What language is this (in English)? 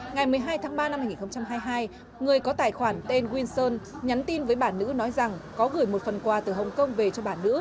Vietnamese